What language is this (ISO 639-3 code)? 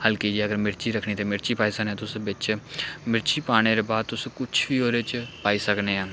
doi